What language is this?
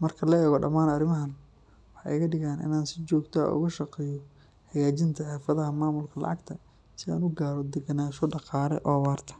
Somali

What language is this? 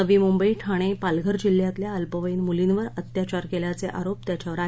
Marathi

